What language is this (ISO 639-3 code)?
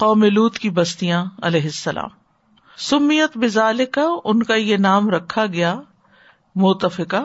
urd